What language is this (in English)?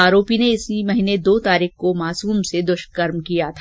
Hindi